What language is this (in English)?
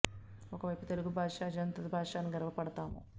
Telugu